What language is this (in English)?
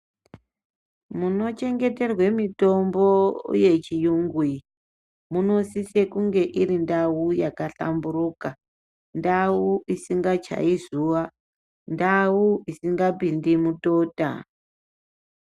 Ndau